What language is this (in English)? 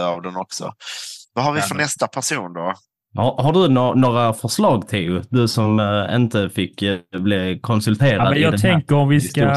Swedish